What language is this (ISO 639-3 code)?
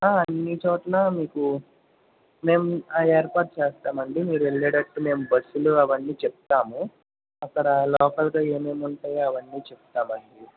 tel